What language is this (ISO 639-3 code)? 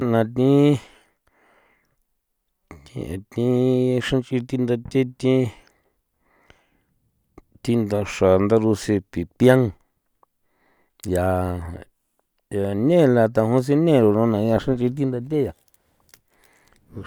pow